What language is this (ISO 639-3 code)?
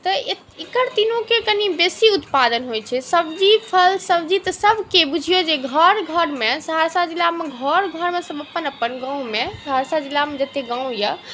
mai